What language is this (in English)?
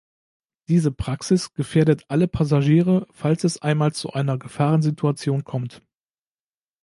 German